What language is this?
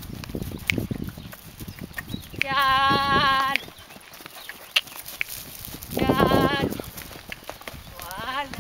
Hungarian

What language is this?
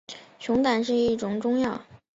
Chinese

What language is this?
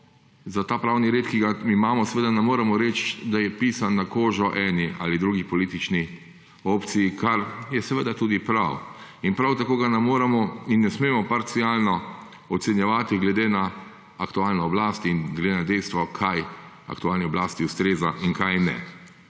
Slovenian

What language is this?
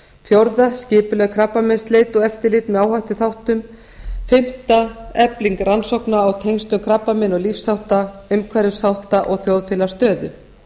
Icelandic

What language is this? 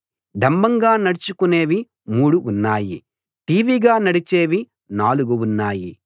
Telugu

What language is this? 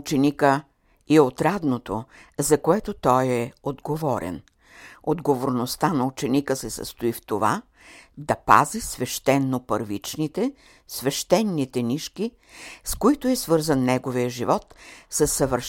Bulgarian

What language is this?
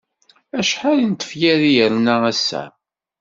Kabyle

